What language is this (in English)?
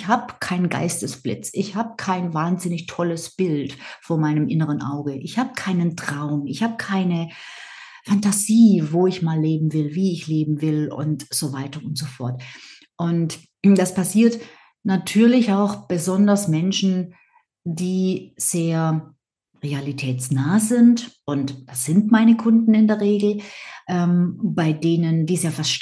German